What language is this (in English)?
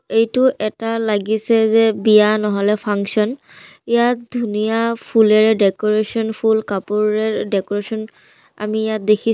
Assamese